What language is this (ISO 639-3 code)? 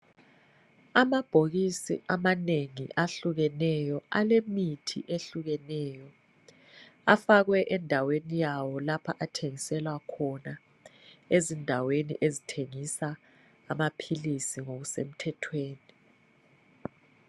nde